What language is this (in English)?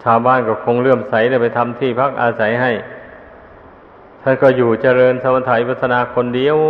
Thai